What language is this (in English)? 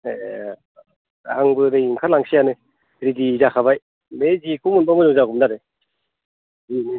Bodo